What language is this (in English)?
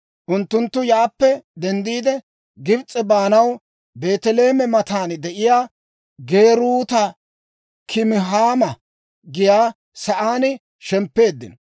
Dawro